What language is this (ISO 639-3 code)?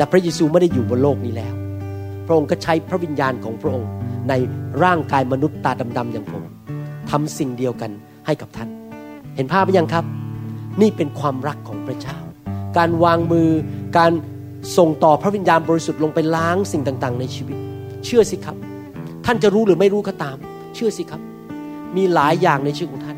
tha